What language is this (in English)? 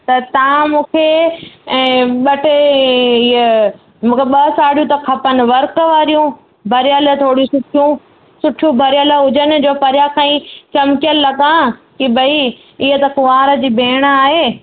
Sindhi